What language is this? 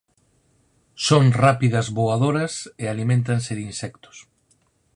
Galician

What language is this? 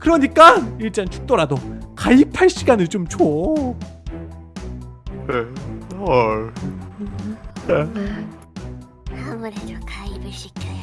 Korean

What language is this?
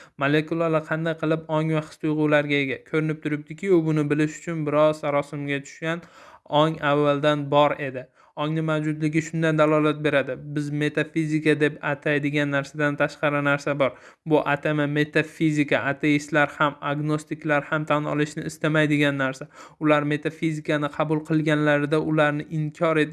Turkish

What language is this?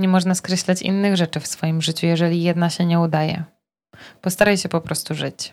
Polish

